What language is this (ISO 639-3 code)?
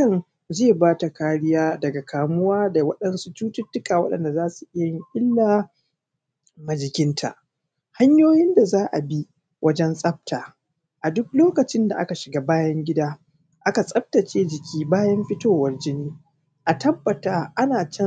hau